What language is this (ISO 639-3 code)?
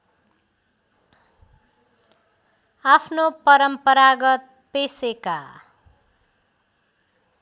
nep